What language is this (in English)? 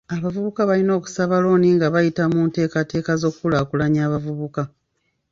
Ganda